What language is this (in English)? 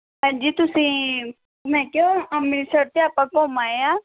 Punjabi